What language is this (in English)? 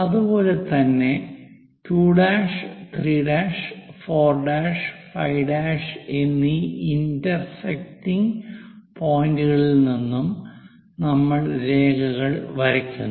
Malayalam